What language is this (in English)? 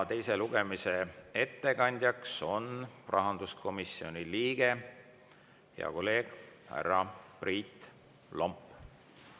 Estonian